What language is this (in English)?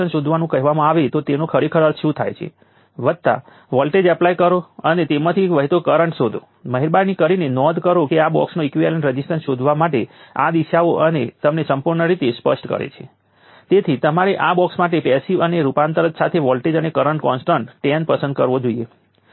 Gujarati